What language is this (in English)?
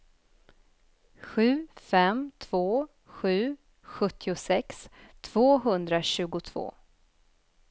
Swedish